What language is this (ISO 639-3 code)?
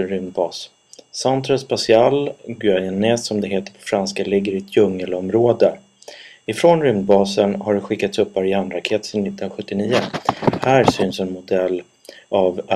swe